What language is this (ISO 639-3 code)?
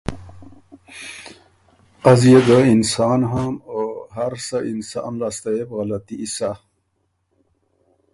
oru